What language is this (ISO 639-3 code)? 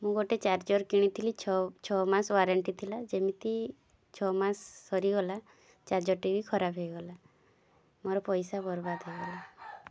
ori